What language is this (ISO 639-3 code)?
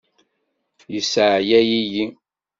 kab